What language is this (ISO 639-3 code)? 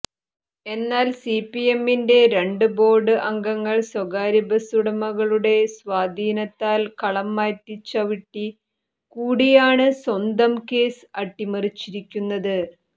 mal